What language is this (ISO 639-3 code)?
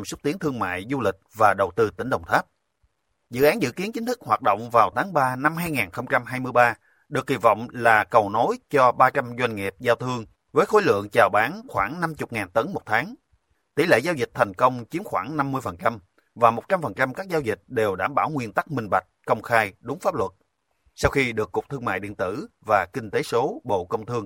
vie